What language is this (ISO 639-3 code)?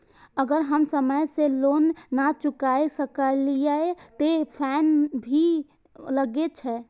mai